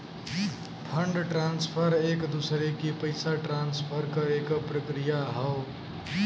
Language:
Bhojpuri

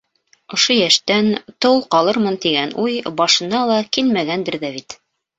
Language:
Bashkir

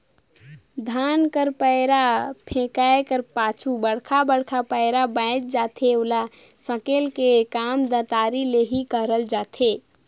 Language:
Chhattisgarhi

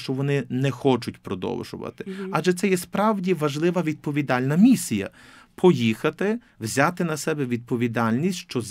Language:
Ukrainian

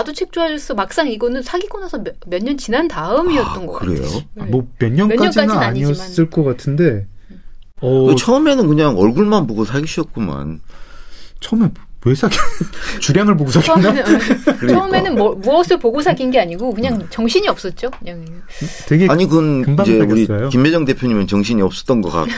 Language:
Korean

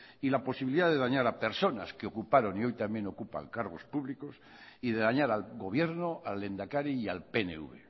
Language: Spanish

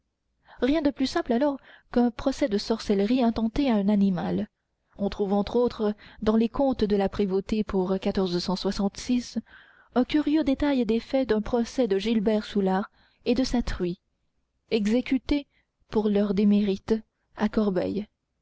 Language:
French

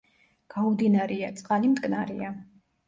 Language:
Georgian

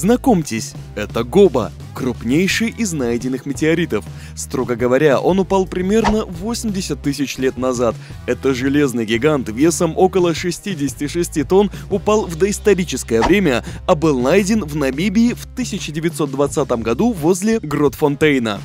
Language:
Russian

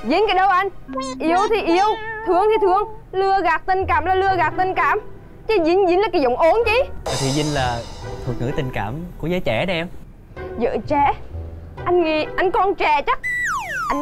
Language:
Vietnamese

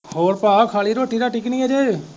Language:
Punjabi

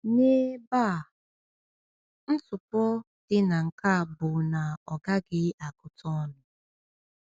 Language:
Igbo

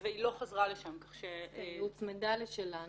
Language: Hebrew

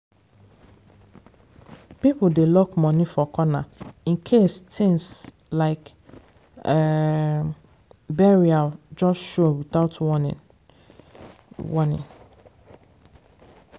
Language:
Nigerian Pidgin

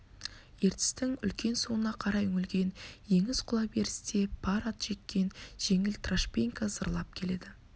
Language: Kazakh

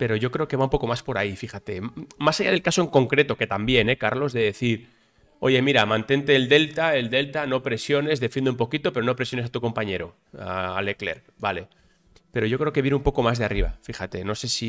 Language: Spanish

